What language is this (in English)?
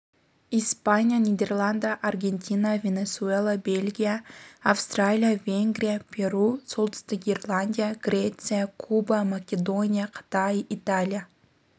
Kazakh